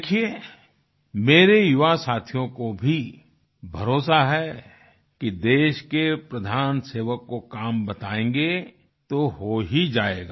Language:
Hindi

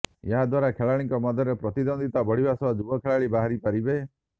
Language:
Odia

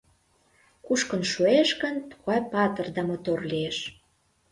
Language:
Mari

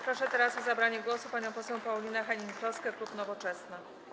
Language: Polish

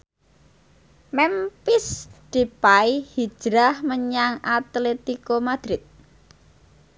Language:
Javanese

